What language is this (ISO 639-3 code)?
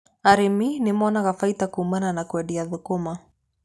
kik